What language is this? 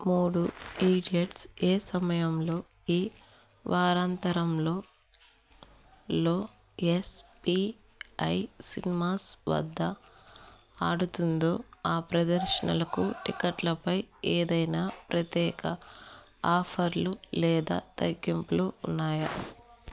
Telugu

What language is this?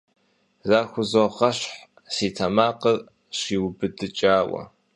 Kabardian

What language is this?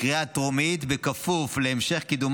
Hebrew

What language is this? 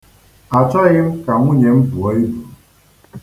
Igbo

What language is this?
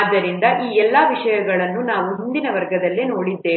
Kannada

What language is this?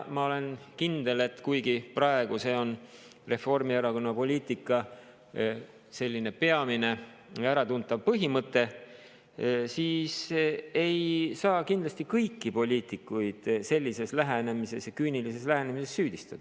Estonian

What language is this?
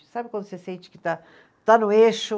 Portuguese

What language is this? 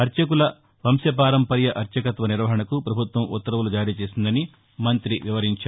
Telugu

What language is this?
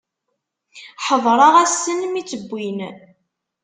Kabyle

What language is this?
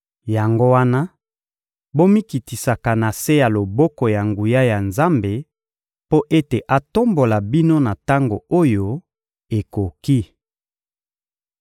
Lingala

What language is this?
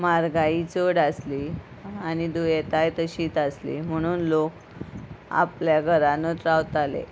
Konkani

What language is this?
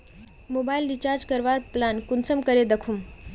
Magahi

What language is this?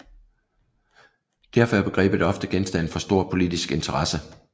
Danish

